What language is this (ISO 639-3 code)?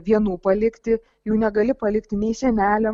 lit